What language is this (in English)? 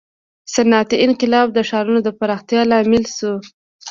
Pashto